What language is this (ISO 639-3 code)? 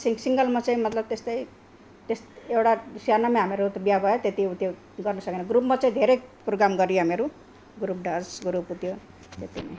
nep